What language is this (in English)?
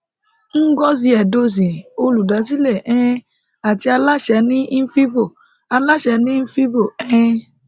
Yoruba